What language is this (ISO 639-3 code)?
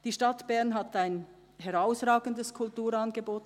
gsw